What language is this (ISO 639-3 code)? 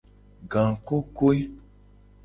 gej